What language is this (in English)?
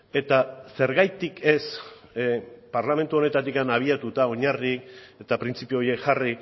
Basque